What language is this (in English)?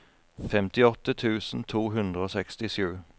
Norwegian